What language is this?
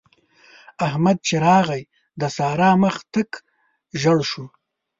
Pashto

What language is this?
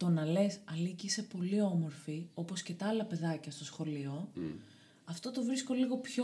Greek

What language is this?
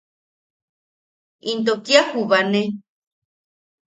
Yaqui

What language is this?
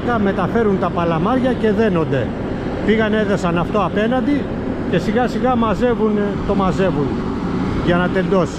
Greek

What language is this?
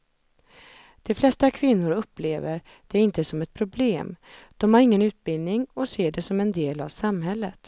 Swedish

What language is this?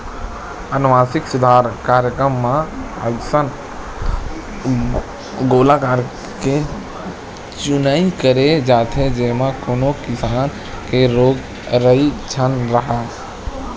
Chhattisgarhi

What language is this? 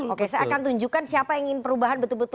Indonesian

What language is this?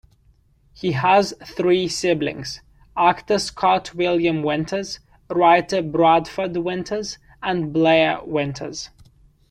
English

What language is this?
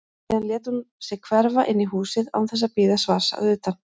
Icelandic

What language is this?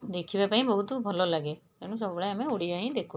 Odia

